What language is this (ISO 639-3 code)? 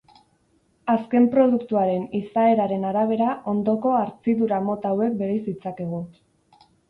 eus